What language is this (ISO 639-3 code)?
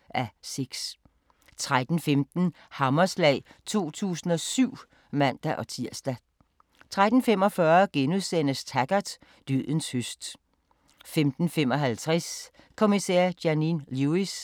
dan